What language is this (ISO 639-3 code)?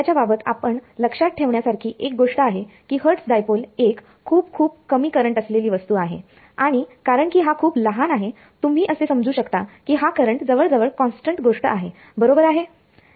mar